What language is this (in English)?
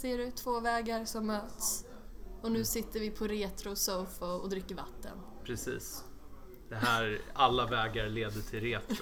Swedish